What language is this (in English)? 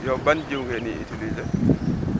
Wolof